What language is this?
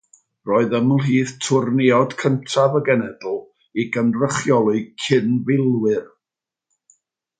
Welsh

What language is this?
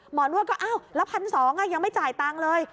Thai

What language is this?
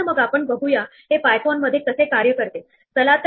Marathi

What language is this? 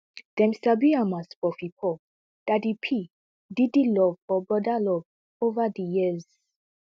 Nigerian Pidgin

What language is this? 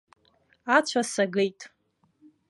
Abkhazian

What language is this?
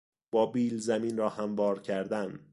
Persian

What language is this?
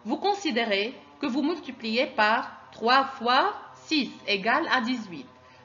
French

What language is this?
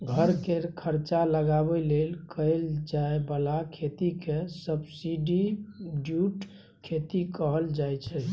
Maithili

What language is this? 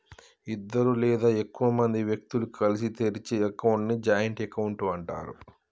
Telugu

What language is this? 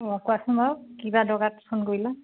Assamese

